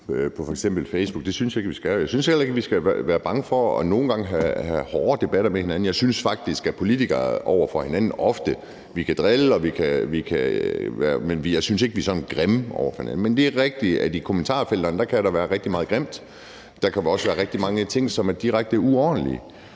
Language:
Danish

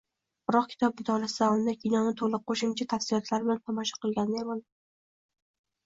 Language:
Uzbek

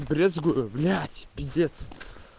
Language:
Russian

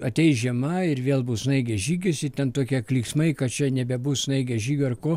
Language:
Lithuanian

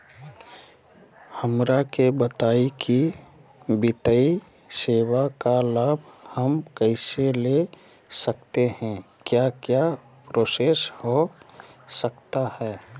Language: Magahi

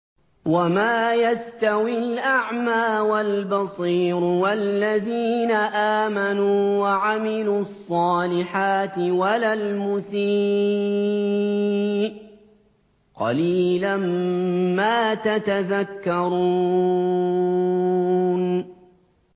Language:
Arabic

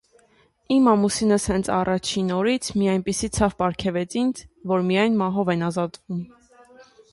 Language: Armenian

